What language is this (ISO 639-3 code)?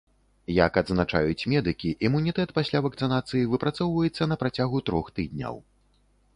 bel